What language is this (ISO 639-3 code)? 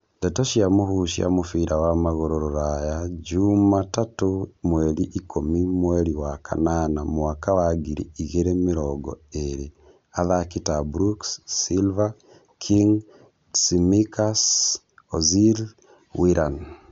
kik